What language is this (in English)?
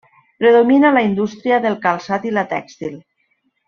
Catalan